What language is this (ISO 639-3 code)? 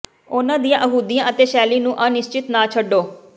pan